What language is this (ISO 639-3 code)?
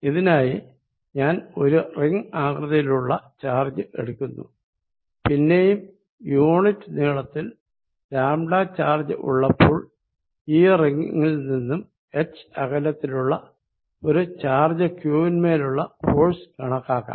mal